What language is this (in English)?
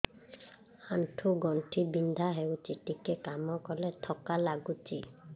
Odia